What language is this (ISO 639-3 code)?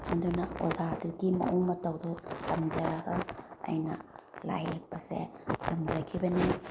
mni